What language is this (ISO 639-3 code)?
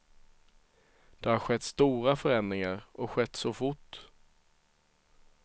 swe